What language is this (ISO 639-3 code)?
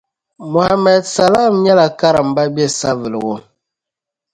dag